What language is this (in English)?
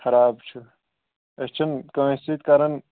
Kashmiri